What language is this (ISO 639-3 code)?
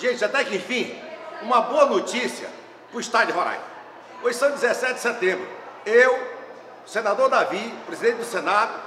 por